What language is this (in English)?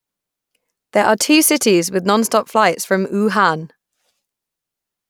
English